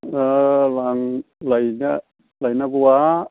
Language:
Bodo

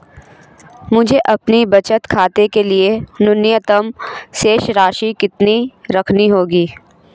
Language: Hindi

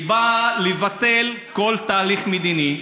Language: Hebrew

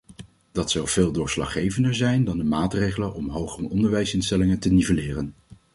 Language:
Dutch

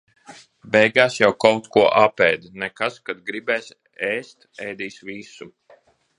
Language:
Latvian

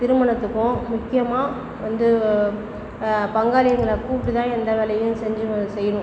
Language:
Tamil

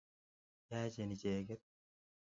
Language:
Kalenjin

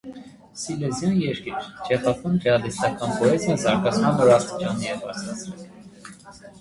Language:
Armenian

